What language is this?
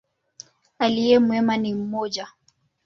Swahili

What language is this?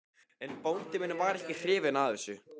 Icelandic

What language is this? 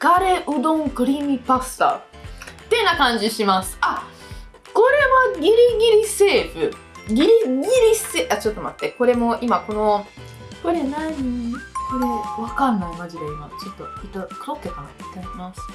Japanese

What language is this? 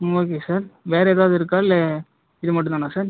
Tamil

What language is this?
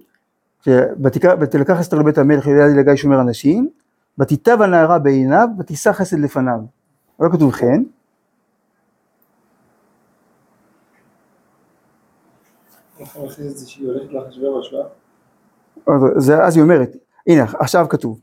Hebrew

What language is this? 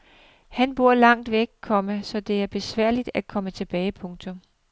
Danish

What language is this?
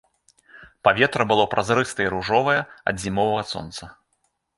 Belarusian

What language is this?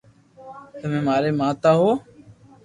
Loarki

